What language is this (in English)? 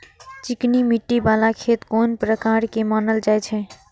Maithili